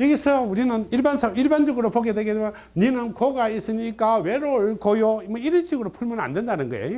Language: Korean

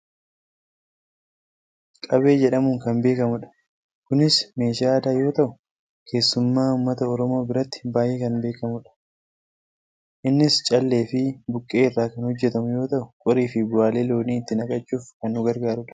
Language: Oromo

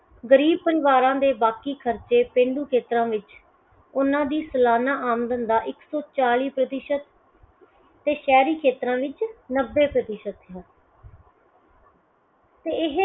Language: Punjabi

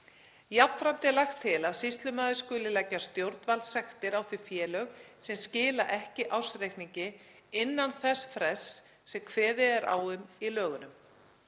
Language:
Icelandic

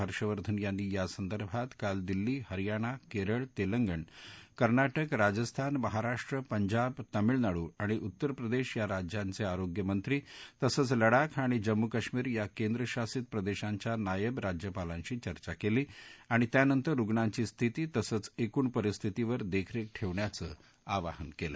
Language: Marathi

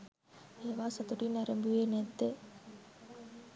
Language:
Sinhala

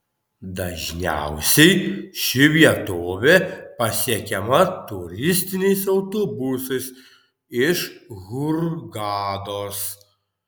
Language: Lithuanian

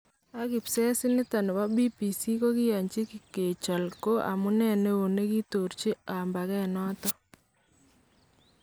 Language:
Kalenjin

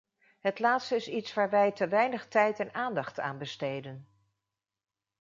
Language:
Dutch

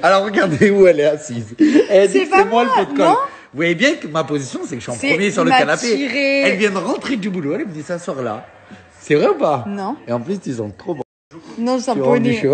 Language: French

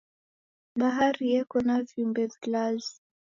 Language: Taita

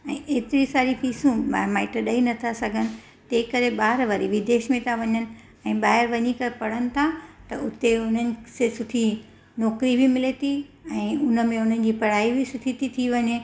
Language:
Sindhi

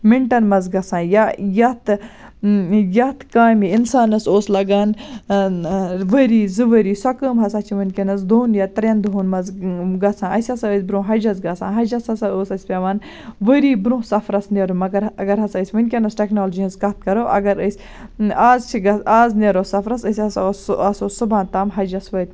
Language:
Kashmiri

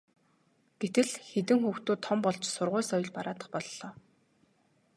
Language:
Mongolian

